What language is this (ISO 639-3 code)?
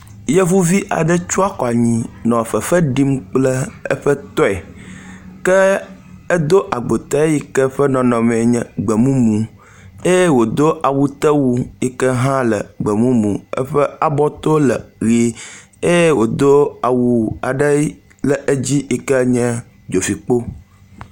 ewe